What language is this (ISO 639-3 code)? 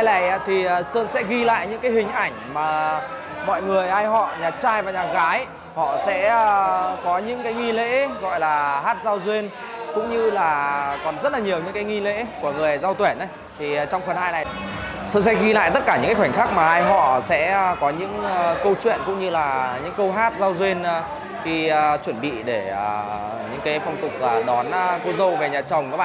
vie